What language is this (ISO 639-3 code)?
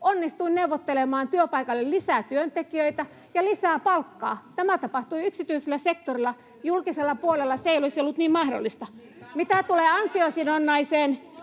fin